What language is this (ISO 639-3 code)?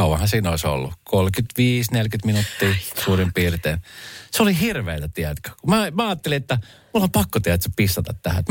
fin